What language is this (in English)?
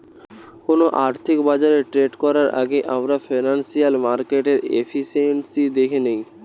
Bangla